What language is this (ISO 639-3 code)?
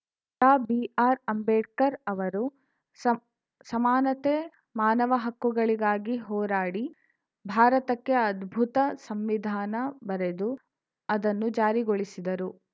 kan